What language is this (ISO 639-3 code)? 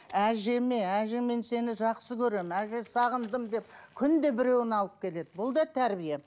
kaz